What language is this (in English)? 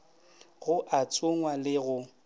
Northern Sotho